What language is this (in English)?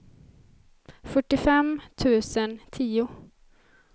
Swedish